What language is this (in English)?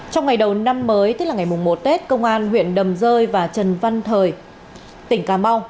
Vietnamese